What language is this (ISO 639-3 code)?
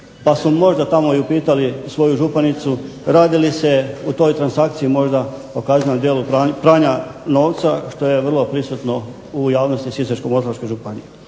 hrv